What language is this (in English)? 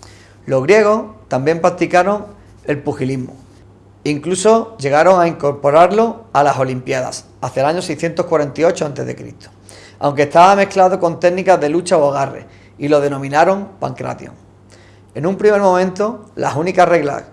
Spanish